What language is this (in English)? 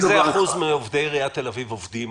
Hebrew